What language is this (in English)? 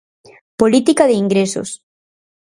Galician